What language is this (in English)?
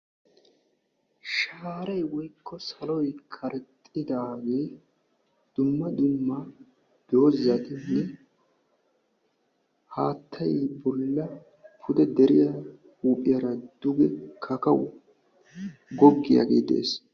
Wolaytta